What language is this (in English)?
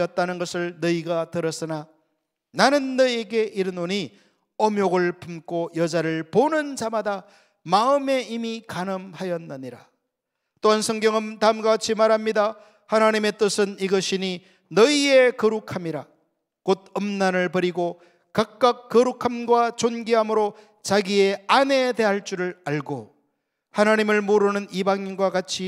Korean